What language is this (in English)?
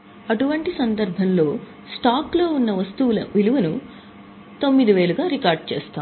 Telugu